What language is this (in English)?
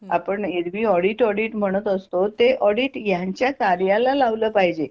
Marathi